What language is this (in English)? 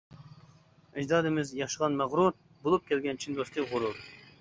Uyghur